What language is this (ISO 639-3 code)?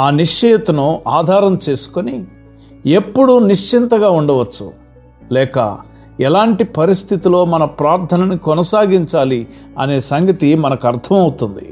tel